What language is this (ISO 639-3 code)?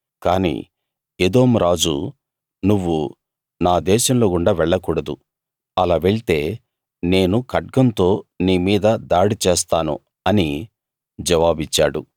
tel